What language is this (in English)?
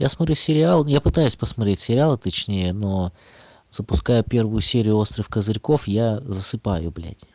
Russian